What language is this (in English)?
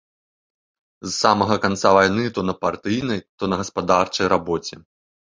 Belarusian